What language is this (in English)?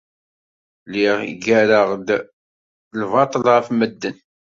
Kabyle